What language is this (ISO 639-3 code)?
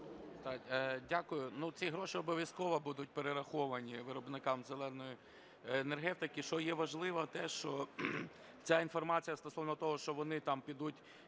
ukr